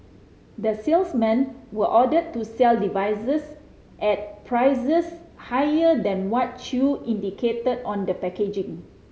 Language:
English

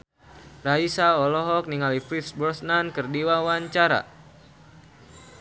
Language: Sundanese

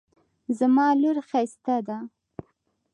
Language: Pashto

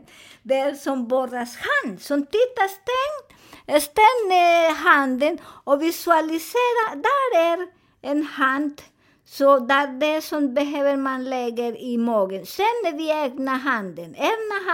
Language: Swedish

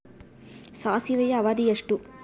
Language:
Kannada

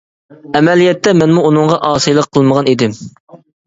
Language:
Uyghur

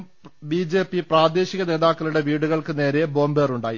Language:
Malayalam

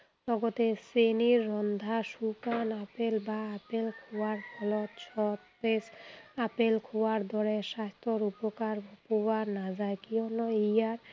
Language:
Assamese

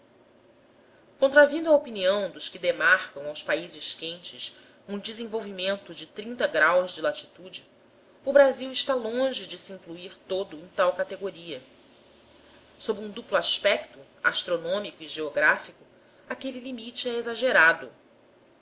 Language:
Portuguese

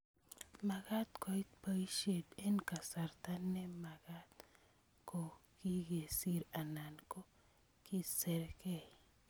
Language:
Kalenjin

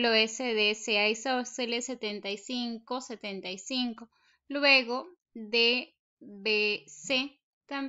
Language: Spanish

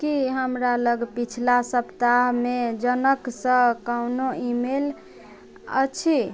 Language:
Maithili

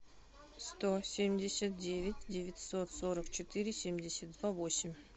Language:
Russian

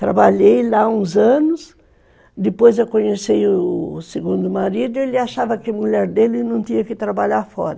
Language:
Portuguese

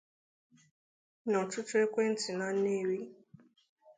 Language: Igbo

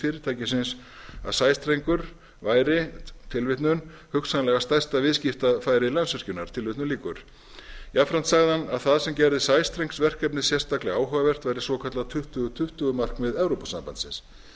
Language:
Icelandic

